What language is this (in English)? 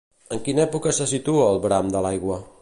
Catalan